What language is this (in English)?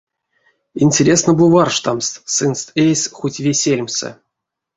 Erzya